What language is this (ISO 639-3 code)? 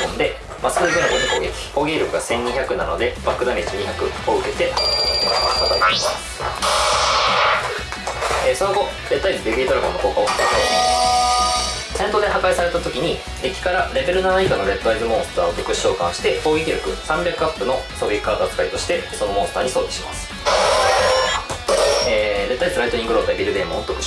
jpn